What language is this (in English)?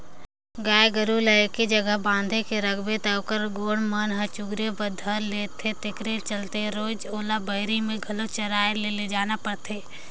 Chhattisgarhi